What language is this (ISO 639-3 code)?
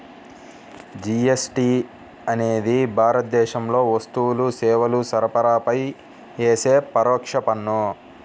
tel